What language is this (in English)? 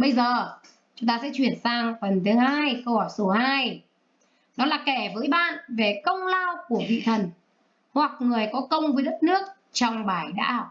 Vietnamese